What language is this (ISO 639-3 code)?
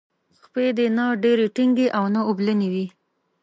pus